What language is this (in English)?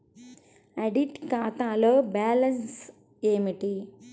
Telugu